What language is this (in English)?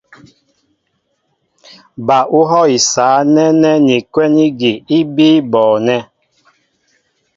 Mbo (Cameroon)